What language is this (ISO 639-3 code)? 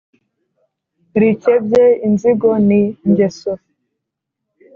kin